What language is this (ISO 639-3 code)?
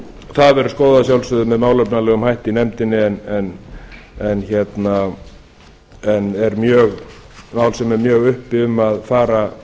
isl